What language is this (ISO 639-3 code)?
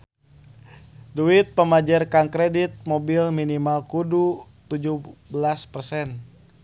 sun